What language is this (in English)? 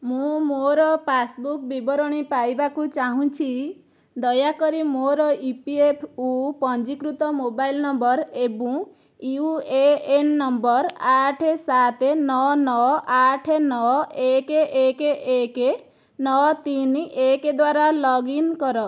Odia